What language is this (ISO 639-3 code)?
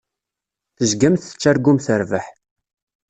kab